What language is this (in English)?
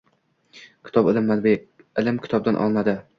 Uzbek